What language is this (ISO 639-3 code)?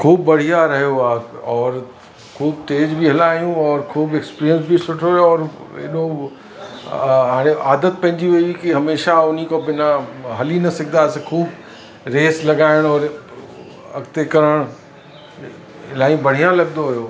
snd